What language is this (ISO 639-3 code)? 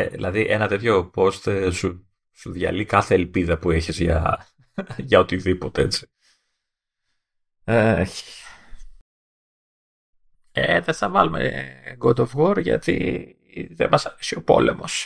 ell